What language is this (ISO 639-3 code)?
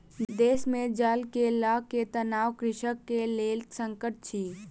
mai